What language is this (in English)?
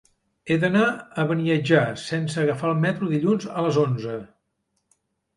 Catalan